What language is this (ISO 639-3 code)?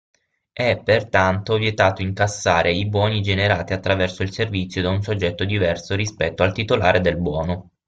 ita